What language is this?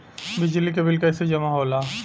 Bhojpuri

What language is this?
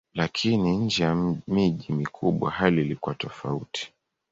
Swahili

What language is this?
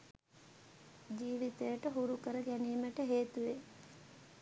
Sinhala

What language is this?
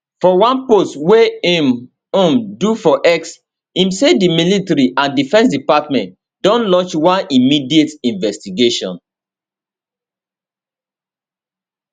Nigerian Pidgin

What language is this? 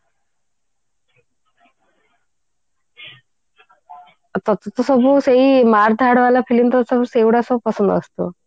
Odia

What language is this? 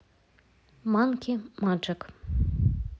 Russian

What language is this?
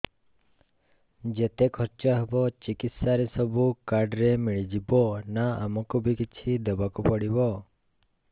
Odia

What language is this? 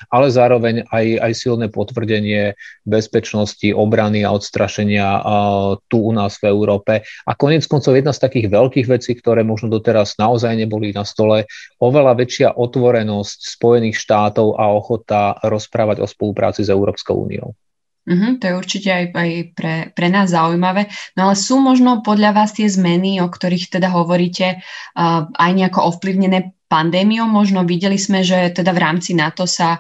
Slovak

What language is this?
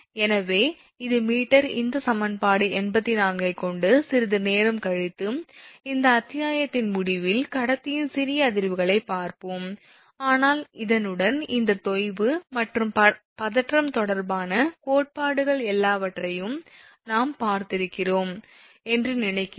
Tamil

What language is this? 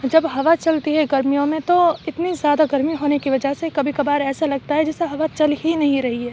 Urdu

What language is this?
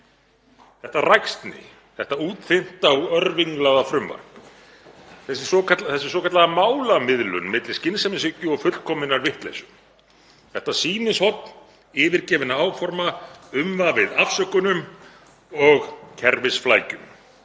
Icelandic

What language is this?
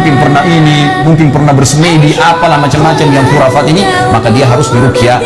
Indonesian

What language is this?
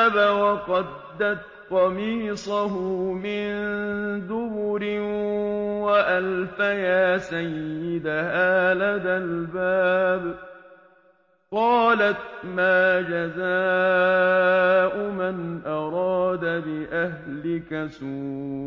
Arabic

